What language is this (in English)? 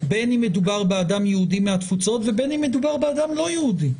Hebrew